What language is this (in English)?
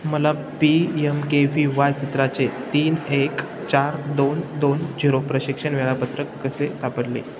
Marathi